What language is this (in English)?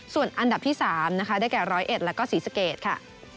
Thai